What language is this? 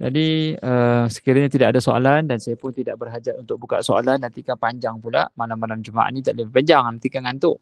Malay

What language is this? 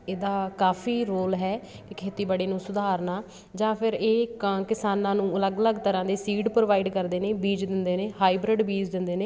Punjabi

